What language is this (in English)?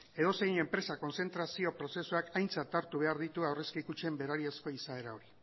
Basque